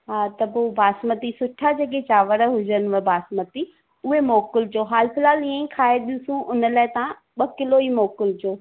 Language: Sindhi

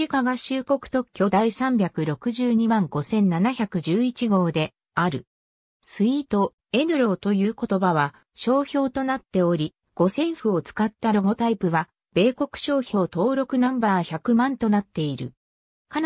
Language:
Japanese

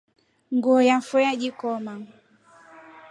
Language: Rombo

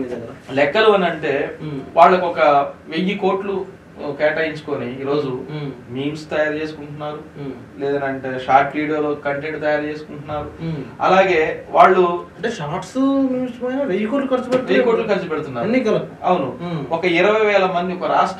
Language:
Telugu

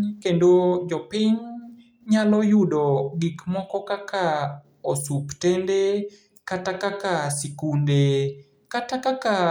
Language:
Luo (Kenya and Tanzania)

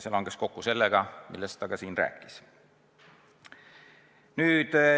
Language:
Estonian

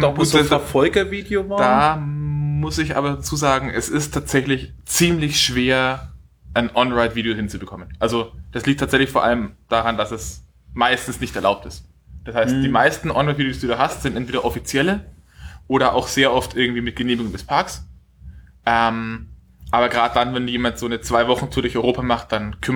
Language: German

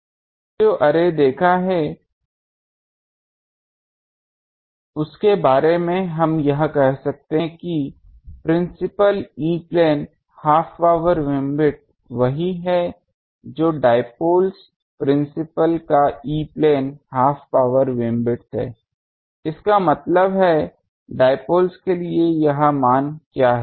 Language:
Hindi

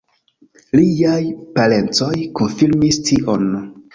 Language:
Esperanto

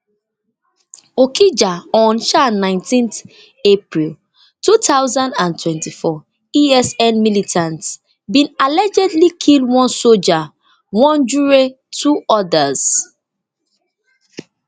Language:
Nigerian Pidgin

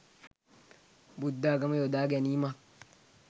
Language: Sinhala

